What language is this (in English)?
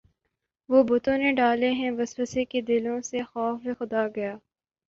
Urdu